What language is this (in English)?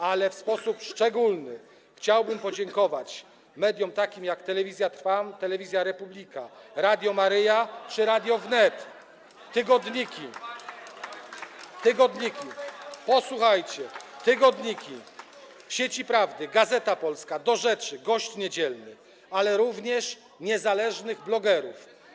Polish